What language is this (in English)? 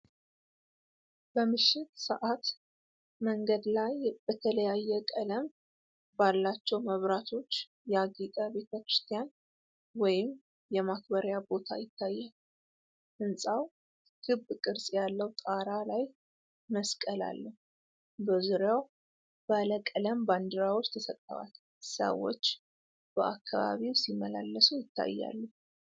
Amharic